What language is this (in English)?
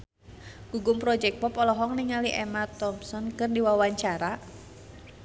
Sundanese